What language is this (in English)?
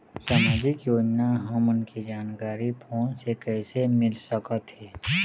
Chhattisgarhi